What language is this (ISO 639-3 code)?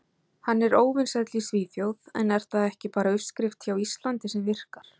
isl